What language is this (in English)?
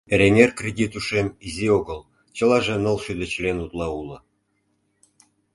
Mari